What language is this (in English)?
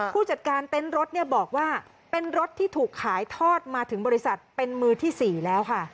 Thai